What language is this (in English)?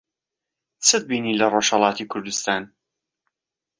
Central Kurdish